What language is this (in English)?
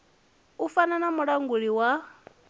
Venda